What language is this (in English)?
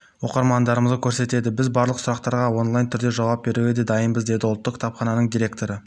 Kazakh